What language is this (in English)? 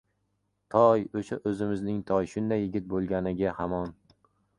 Uzbek